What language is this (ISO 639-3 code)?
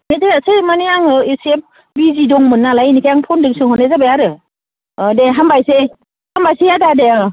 brx